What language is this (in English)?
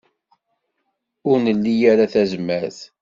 Kabyle